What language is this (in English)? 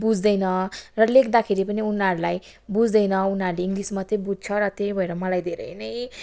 Nepali